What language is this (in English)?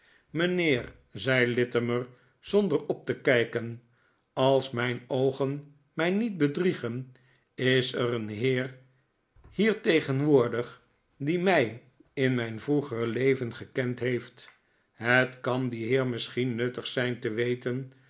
Dutch